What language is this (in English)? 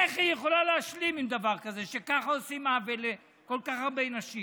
Hebrew